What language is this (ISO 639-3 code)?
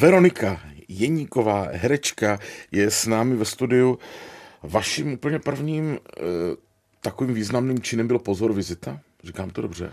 ces